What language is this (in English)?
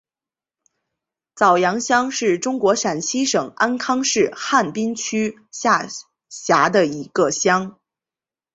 Chinese